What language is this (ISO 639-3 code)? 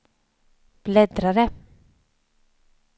swe